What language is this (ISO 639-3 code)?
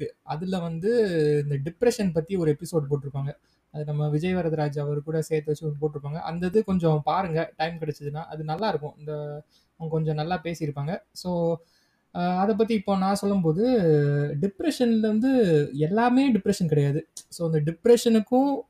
tam